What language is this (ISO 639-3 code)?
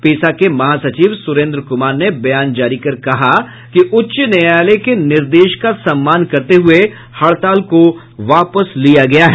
hin